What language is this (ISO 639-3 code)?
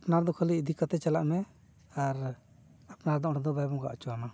sat